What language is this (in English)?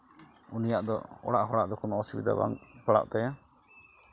Santali